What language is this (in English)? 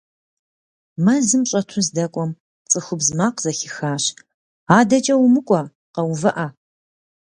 Kabardian